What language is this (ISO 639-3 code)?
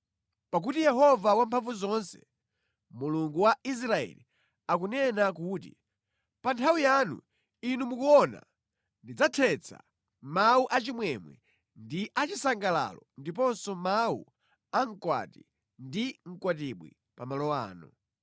nya